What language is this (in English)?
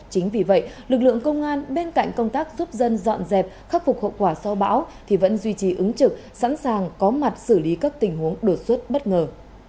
Vietnamese